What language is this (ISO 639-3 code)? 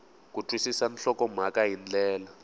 tso